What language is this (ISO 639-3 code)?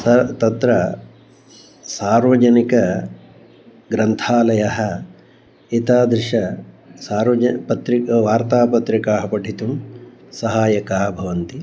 san